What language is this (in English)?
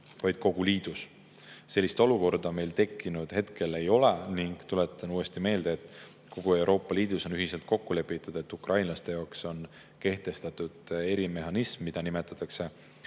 Estonian